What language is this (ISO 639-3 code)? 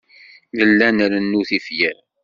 kab